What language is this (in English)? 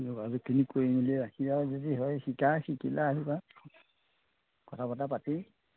Assamese